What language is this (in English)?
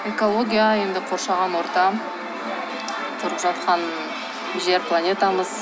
Kazakh